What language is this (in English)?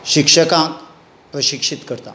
Konkani